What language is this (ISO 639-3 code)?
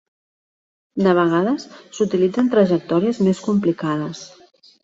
cat